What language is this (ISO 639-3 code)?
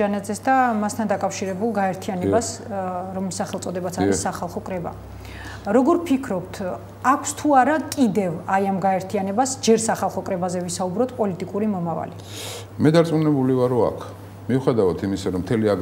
ron